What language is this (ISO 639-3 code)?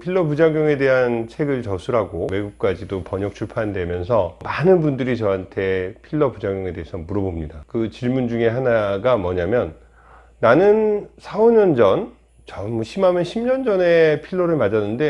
kor